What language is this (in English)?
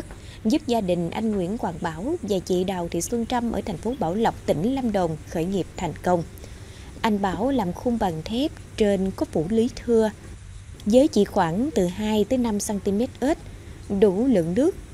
Vietnamese